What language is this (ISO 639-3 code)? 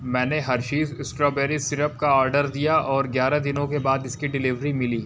hin